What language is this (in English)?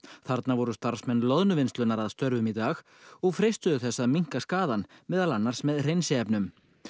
Icelandic